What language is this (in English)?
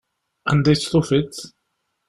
Kabyle